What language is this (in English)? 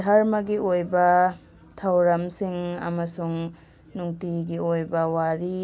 Manipuri